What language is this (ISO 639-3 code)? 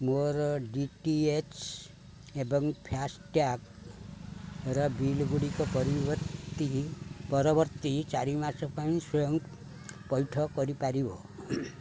ori